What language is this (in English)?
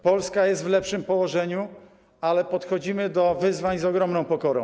Polish